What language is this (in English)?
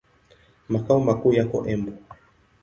Swahili